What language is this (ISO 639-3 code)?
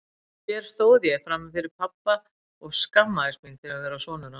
isl